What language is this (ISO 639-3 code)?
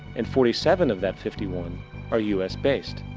eng